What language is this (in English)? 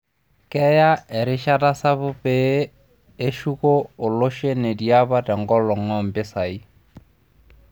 Masai